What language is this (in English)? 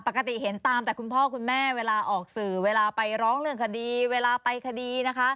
Thai